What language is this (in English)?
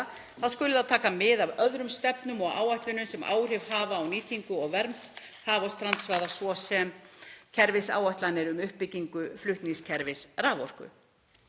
Icelandic